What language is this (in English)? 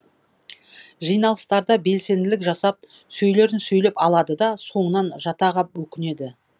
Kazakh